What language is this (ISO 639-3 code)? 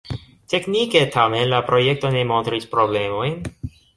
epo